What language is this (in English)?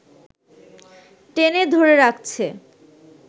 Bangla